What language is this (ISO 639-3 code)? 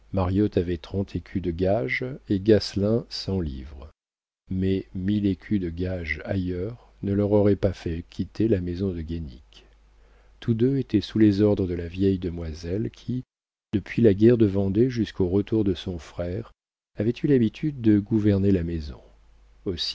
fra